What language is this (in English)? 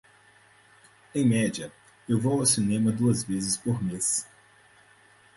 Portuguese